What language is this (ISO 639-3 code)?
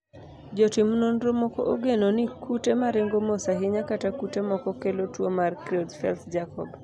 luo